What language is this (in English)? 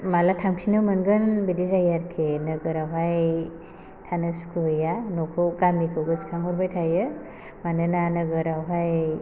Bodo